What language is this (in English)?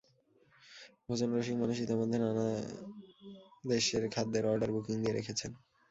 Bangla